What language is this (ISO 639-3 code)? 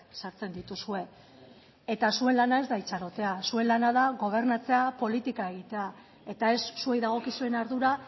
eus